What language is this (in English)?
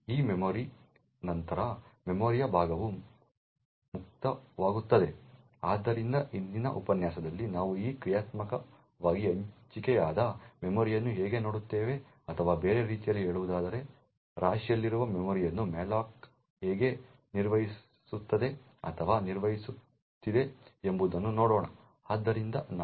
Kannada